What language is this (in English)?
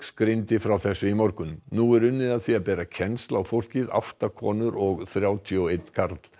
Icelandic